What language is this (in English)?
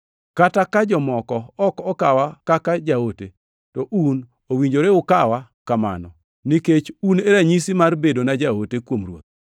Luo (Kenya and Tanzania)